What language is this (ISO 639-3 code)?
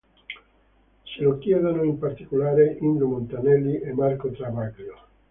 ita